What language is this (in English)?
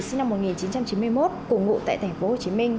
Vietnamese